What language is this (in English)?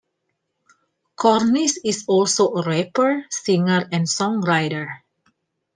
English